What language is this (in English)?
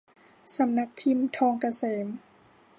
Thai